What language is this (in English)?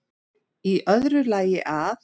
Icelandic